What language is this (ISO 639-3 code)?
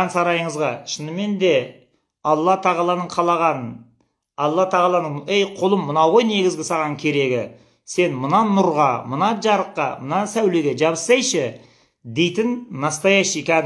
tur